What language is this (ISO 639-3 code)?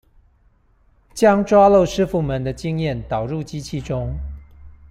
zho